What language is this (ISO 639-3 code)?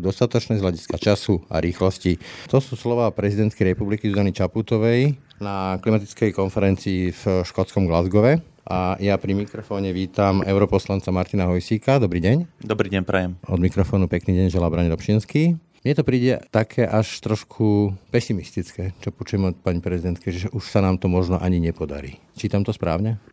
slk